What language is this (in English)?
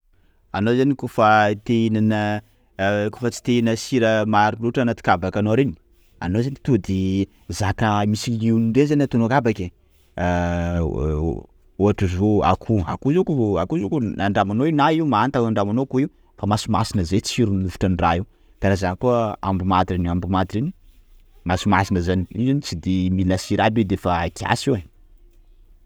Sakalava Malagasy